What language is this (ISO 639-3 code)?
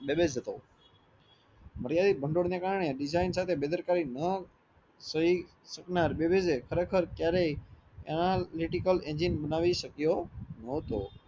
guj